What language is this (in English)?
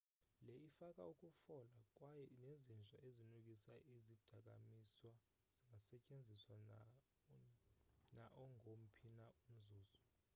Xhosa